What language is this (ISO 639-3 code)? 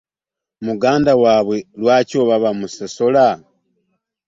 lug